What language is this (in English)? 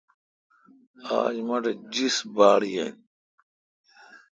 Kalkoti